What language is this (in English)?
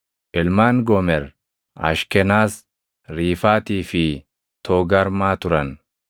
Oromo